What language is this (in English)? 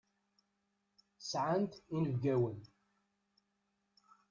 Kabyle